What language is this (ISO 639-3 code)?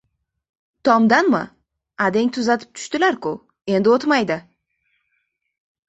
uzb